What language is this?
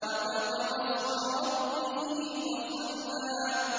Arabic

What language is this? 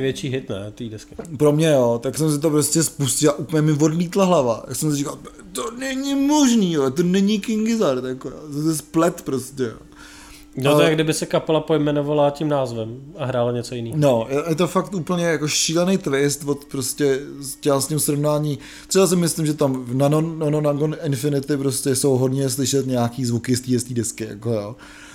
Czech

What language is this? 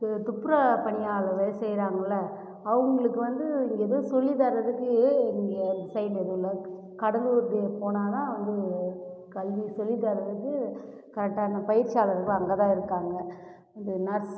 Tamil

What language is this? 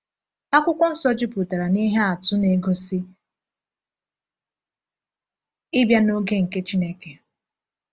Igbo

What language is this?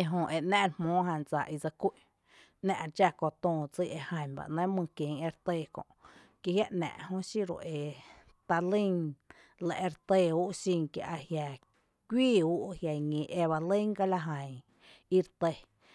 Tepinapa Chinantec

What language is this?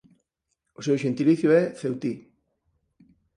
Galician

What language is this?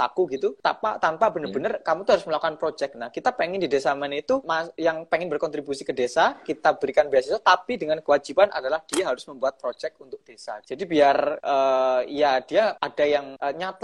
Indonesian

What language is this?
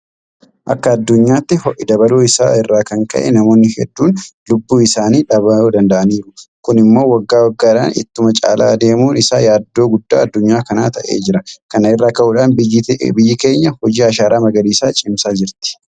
Oromo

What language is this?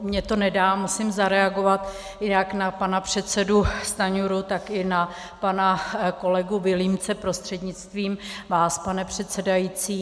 Czech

